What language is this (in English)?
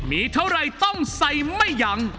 Thai